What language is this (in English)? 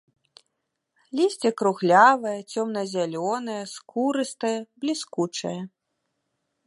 Belarusian